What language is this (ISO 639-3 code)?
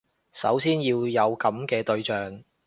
yue